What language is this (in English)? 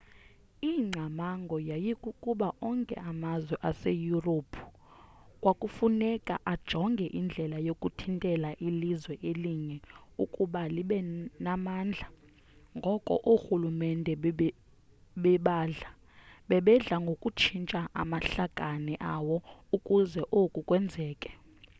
Xhosa